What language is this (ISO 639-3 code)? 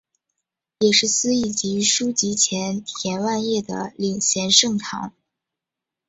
zho